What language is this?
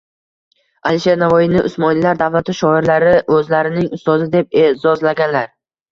Uzbek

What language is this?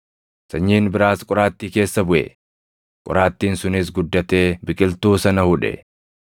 Oromo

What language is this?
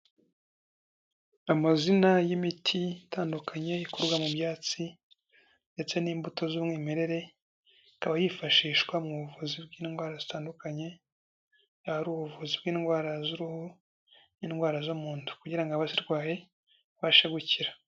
Kinyarwanda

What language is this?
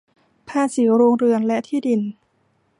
Thai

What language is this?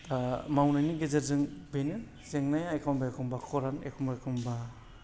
Bodo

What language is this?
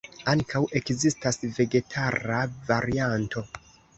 Esperanto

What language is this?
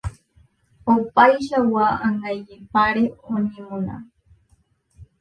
Guarani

